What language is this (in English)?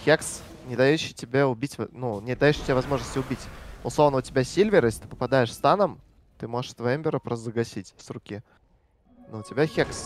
Russian